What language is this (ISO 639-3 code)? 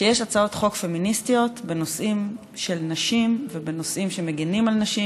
heb